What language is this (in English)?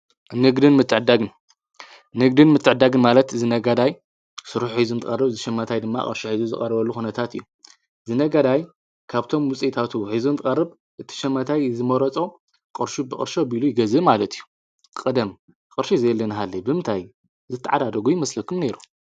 Tigrinya